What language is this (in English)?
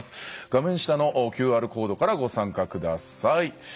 Japanese